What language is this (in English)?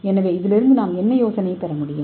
Tamil